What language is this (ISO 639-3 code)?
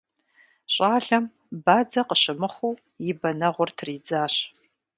kbd